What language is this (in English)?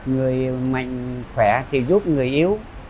Vietnamese